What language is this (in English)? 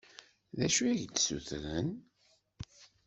Kabyle